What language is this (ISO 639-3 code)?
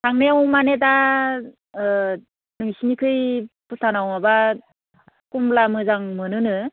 brx